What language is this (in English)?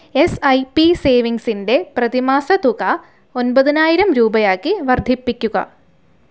Malayalam